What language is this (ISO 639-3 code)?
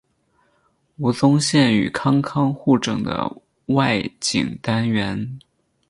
zho